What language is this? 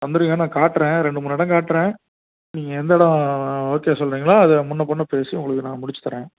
Tamil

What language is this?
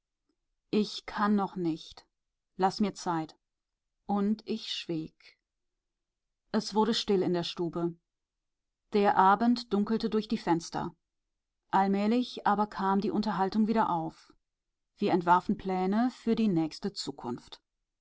German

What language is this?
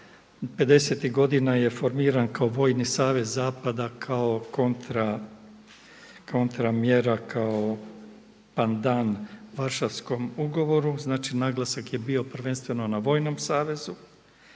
Croatian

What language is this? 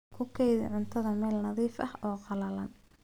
Somali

